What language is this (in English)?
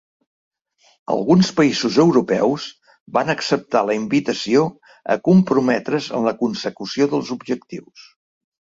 Catalan